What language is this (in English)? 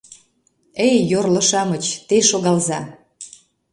Mari